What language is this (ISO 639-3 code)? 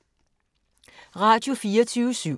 dan